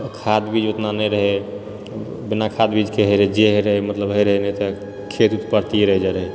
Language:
Maithili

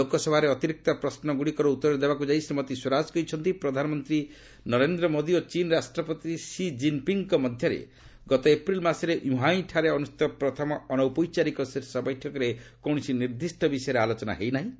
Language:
Odia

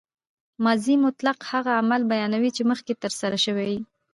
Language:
Pashto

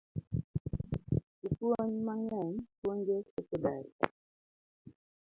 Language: Luo (Kenya and Tanzania)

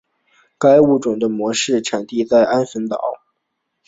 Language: Chinese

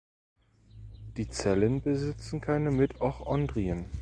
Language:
German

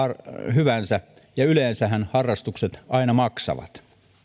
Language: Finnish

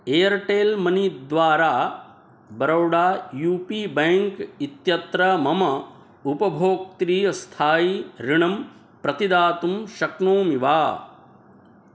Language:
Sanskrit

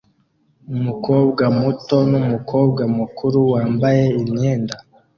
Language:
Kinyarwanda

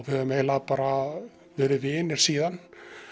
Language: Icelandic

